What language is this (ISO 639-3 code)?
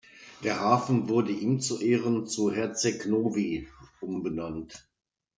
deu